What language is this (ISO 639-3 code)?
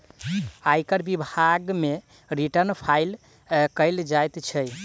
mai